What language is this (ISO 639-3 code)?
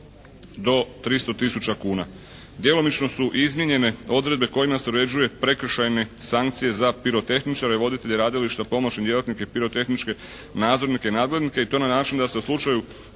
hrv